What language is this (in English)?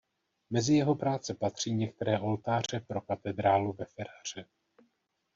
Czech